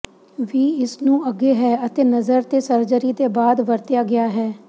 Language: Punjabi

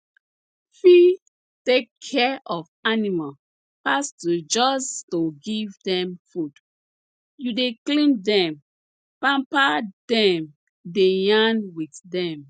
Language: Nigerian Pidgin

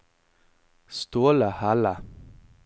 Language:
Norwegian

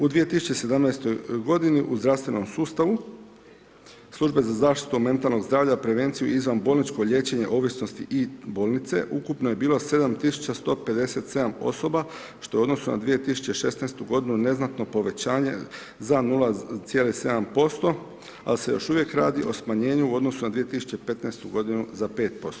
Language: Croatian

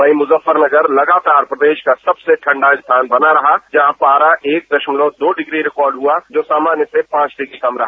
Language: Hindi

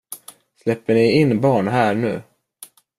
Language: Swedish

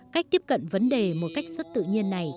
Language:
Vietnamese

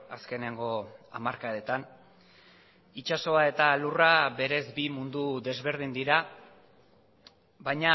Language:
Basque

